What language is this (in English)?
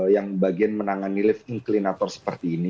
Indonesian